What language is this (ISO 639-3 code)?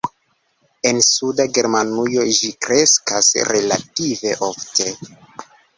epo